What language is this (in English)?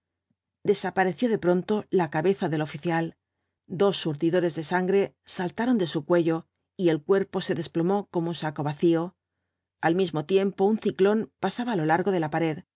Spanish